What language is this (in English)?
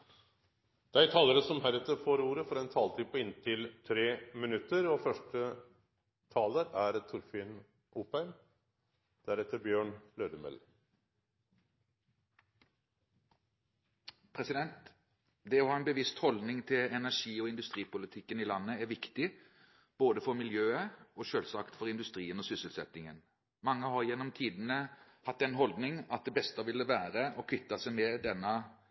Norwegian